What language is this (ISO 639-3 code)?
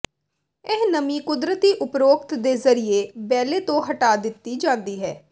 pan